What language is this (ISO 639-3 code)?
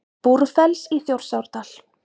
isl